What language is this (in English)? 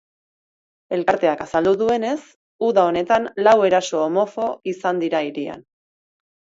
Basque